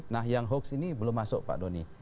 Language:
Indonesian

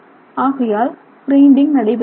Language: Tamil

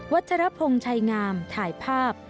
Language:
Thai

